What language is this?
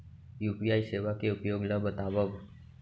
Chhattisgarhi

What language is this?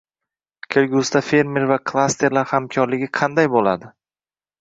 Uzbek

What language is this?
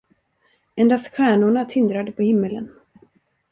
Swedish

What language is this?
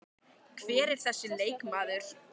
Icelandic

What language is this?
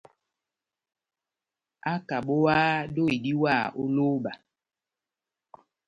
Batanga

